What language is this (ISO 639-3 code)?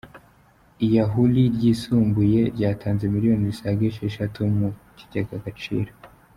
kin